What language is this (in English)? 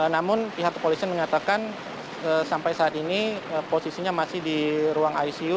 Indonesian